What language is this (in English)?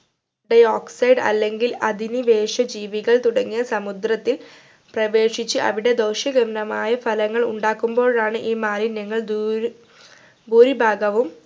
Malayalam